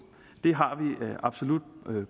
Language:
Danish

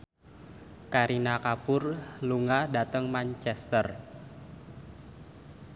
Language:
Javanese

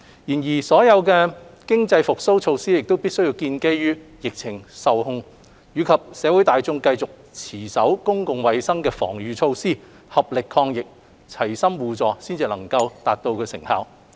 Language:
Cantonese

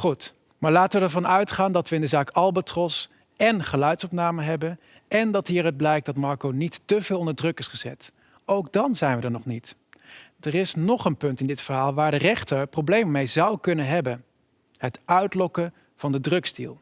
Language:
Dutch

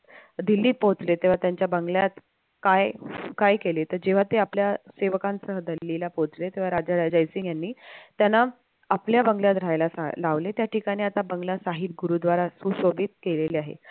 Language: Marathi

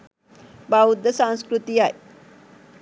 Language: Sinhala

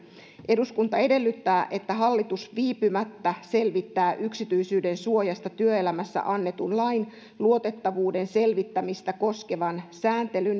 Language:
Finnish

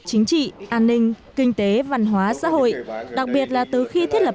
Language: Vietnamese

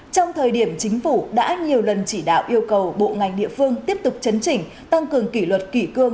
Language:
Vietnamese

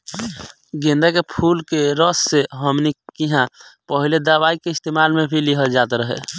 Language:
Bhojpuri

